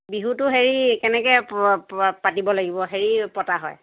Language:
Assamese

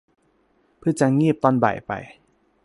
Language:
Thai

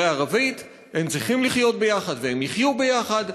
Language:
Hebrew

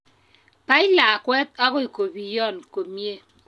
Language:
Kalenjin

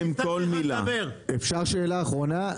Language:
Hebrew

